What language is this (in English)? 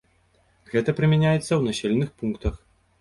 Belarusian